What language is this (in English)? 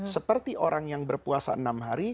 Indonesian